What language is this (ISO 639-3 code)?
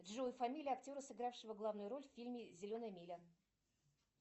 rus